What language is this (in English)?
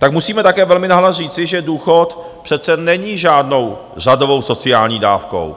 Czech